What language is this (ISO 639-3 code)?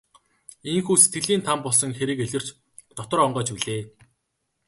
mon